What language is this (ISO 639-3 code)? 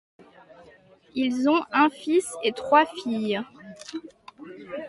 fra